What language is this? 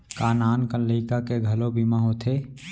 Chhattisgarhi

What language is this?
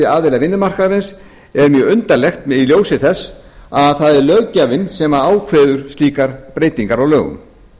Icelandic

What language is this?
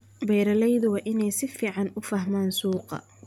Somali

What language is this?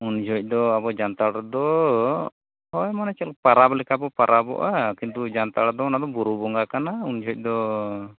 Santali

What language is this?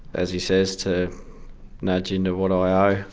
English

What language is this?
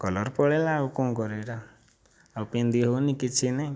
Odia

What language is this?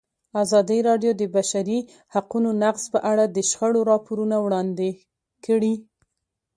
Pashto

